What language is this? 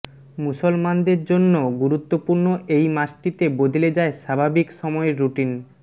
Bangla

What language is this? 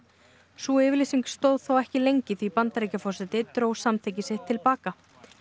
Icelandic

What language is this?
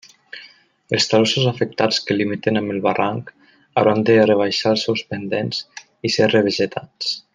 Catalan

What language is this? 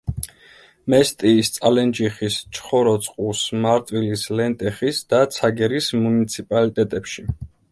Georgian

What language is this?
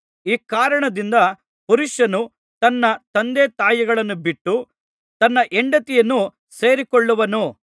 Kannada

